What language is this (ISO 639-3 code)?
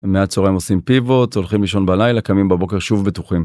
heb